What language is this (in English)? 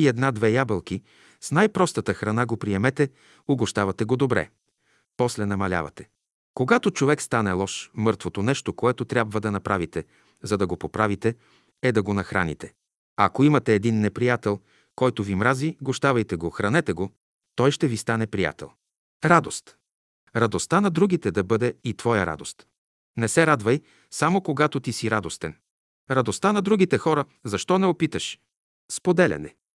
Bulgarian